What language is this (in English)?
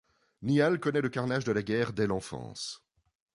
French